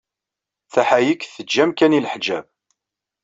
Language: Kabyle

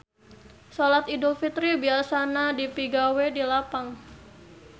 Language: Sundanese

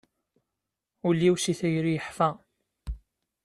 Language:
Kabyle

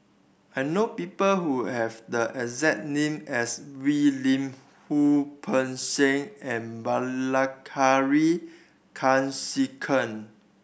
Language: English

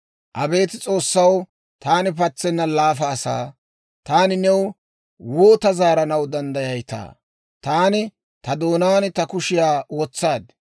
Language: Dawro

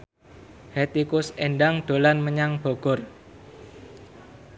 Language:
Javanese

